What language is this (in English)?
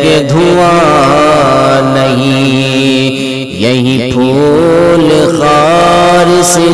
Urdu